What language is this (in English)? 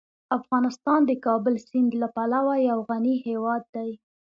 Pashto